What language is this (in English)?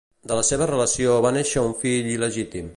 Catalan